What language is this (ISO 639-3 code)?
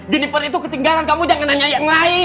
ind